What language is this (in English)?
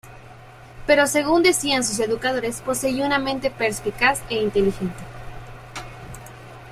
Spanish